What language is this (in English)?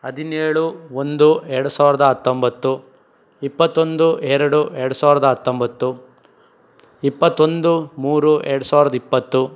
Kannada